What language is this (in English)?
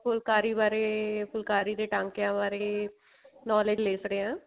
Punjabi